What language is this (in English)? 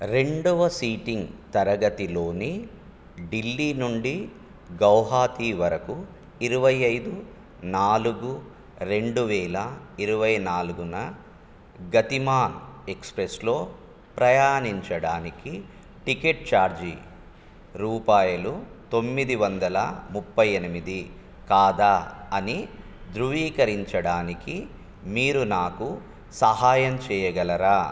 Telugu